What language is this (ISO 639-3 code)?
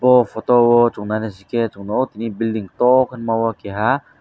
trp